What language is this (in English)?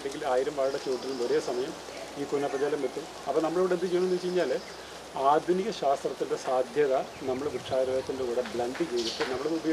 Malayalam